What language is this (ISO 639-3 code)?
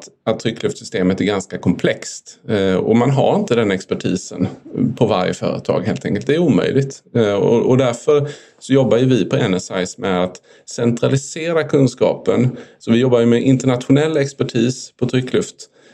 swe